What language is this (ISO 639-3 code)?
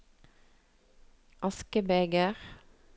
nor